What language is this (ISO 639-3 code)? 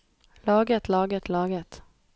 nor